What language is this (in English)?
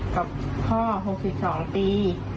Thai